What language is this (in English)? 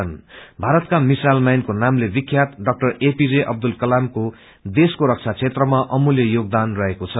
Nepali